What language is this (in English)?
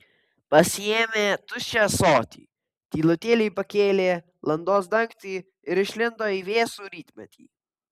Lithuanian